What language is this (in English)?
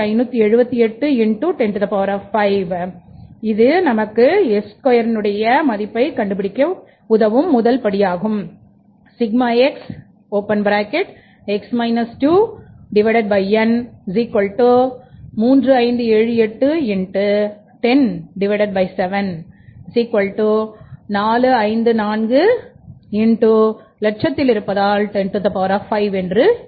Tamil